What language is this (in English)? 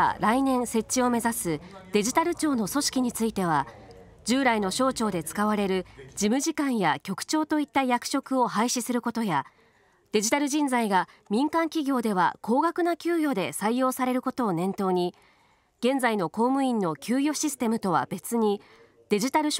Japanese